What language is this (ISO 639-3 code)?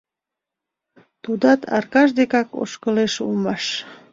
chm